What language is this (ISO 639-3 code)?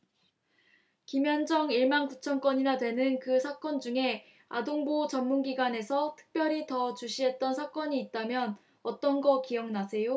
kor